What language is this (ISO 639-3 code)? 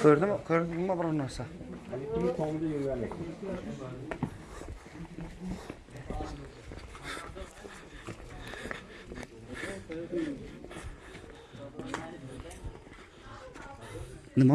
uzb